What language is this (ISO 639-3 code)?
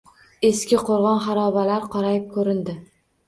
uzb